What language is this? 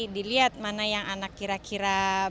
Indonesian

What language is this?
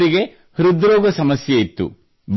Kannada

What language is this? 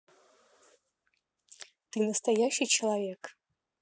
Russian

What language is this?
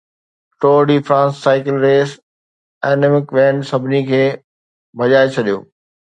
Sindhi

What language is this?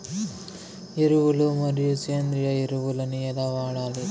Telugu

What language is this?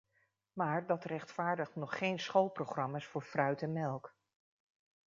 Dutch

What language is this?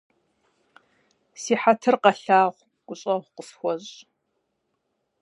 Kabardian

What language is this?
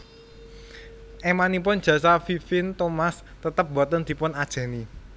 Javanese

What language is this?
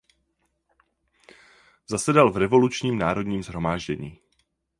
Czech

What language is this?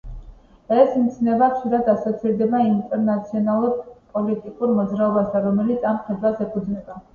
Georgian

